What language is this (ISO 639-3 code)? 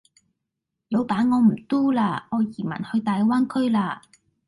yue